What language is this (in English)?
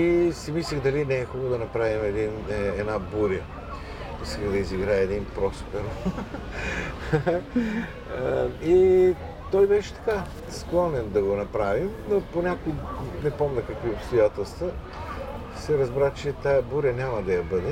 Bulgarian